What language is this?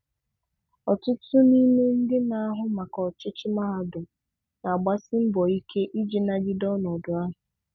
Igbo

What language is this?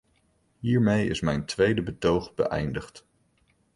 Dutch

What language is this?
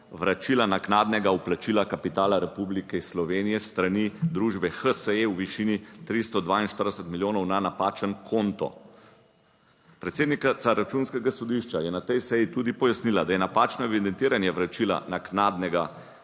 Slovenian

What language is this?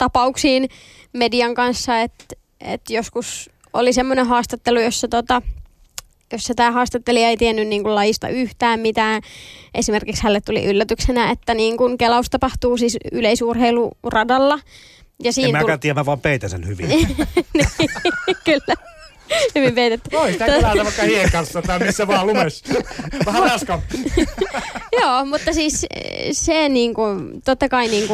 Finnish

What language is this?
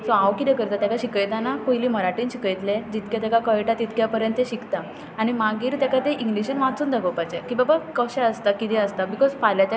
Konkani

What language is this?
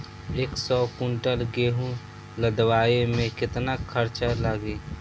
Bhojpuri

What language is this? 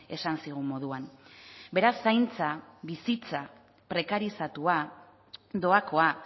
Basque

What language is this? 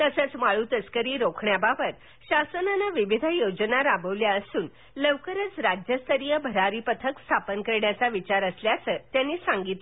Marathi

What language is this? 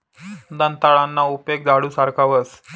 Marathi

